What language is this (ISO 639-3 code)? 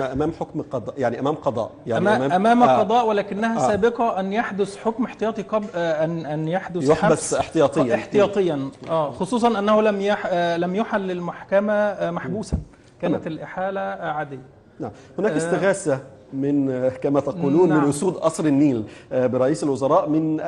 ara